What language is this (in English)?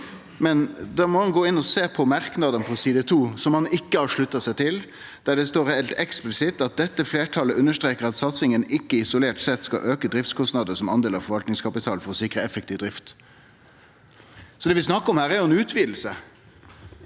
Norwegian